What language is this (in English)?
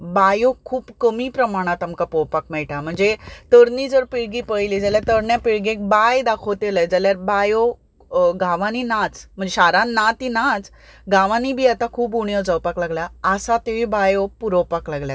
Konkani